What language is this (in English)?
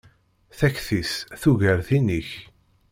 Kabyle